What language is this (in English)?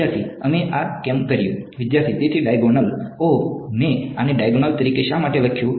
Gujarati